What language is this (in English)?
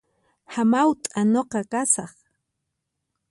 Puno Quechua